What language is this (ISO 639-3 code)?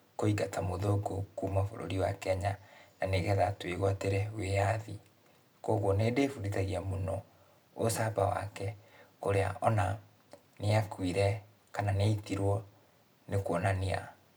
kik